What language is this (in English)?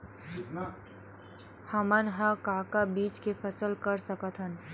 Chhattisgarhi